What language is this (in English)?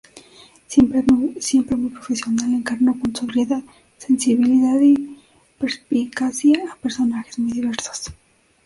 Spanish